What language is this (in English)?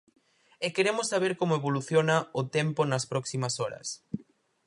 Galician